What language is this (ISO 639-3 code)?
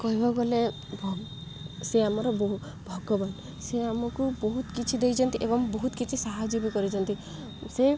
ori